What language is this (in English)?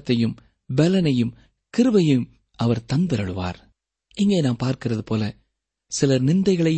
Tamil